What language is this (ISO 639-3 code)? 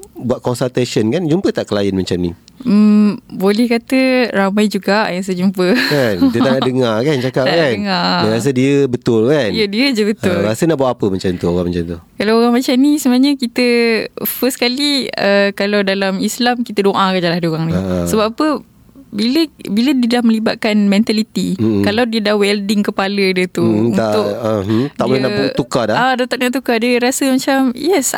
msa